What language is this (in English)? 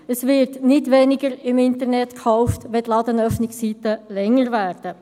Swiss German